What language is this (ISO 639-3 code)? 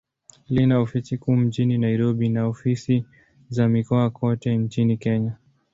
swa